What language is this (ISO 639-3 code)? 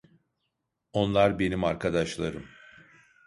tur